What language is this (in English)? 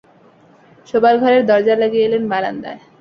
Bangla